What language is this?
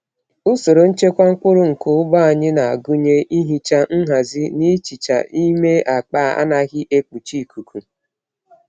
Igbo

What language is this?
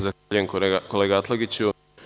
Serbian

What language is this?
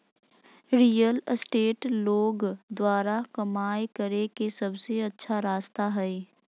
Magahi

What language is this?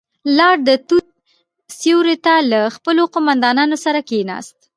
Pashto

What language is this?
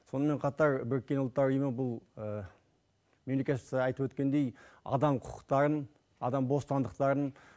Kazakh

